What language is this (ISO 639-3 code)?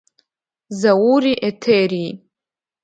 abk